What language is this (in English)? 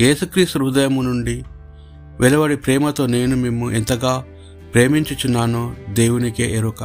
Telugu